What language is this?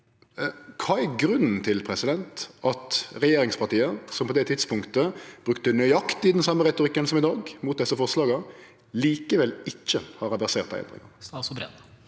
Norwegian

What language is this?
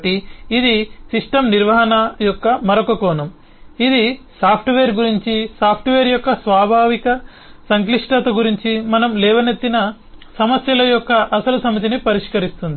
Telugu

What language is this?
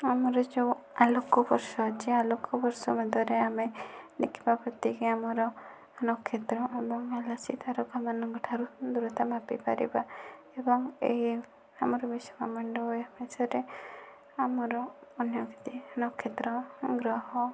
Odia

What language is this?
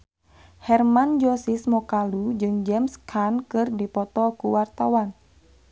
Sundanese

